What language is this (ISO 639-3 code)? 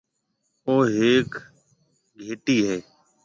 mve